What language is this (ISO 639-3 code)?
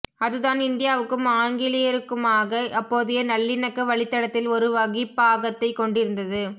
tam